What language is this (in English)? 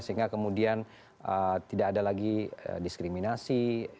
Indonesian